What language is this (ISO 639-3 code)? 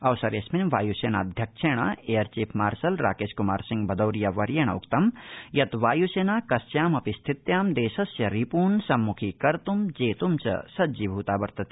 san